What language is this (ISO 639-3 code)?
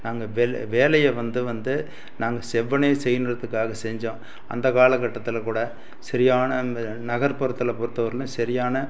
tam